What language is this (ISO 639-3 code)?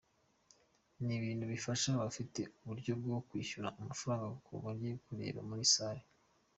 kin